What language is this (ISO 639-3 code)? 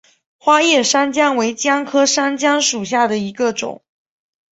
zho